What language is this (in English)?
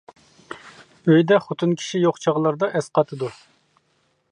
Uyghur